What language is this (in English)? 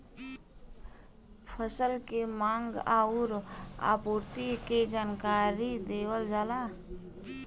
Bhojpuri